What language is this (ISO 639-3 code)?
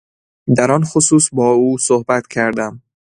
fas